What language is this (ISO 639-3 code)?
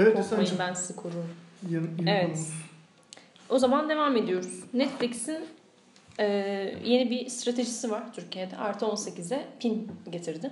tur